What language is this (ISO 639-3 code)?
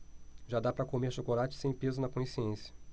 por